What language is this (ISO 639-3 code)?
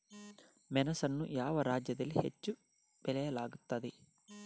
kan